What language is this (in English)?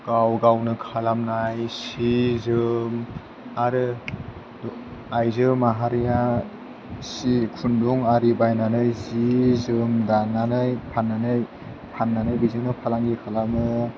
Bodo